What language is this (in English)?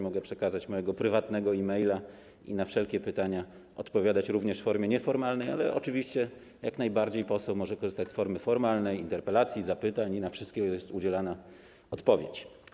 Polish